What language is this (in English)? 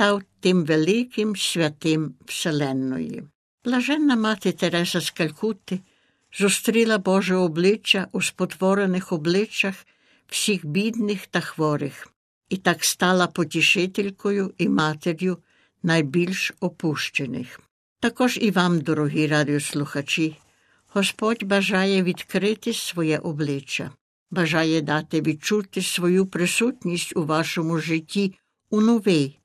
Ukrainian